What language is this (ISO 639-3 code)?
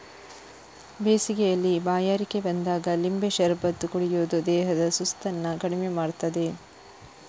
kan